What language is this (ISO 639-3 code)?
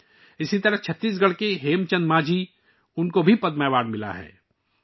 urd